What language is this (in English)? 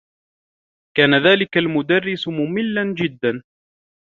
Arabic